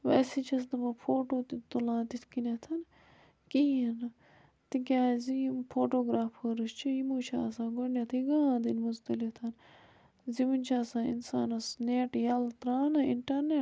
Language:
Kashmiri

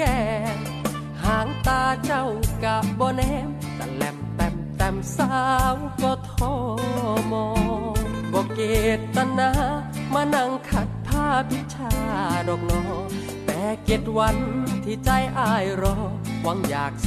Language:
Thai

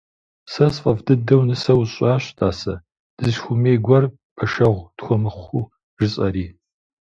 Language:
Kabardian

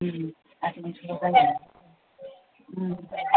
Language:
Bodo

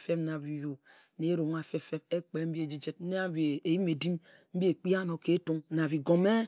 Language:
Ejagham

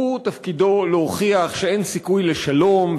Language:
Hebrew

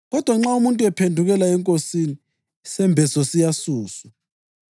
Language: North Ndebele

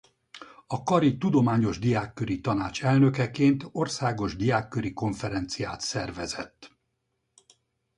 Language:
Hungarian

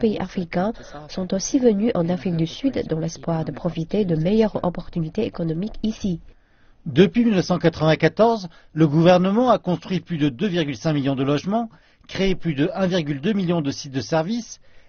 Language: French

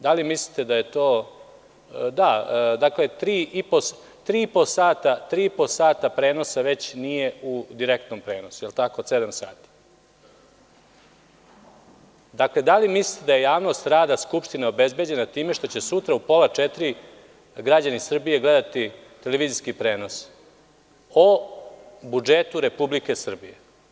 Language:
Serbian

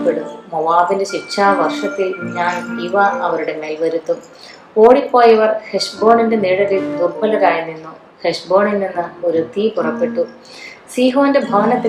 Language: Malayalam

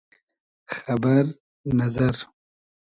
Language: Hazaragi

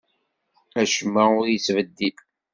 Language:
Kabyle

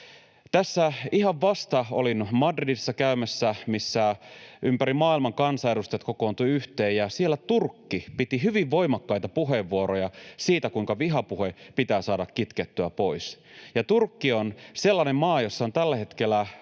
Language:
Finnish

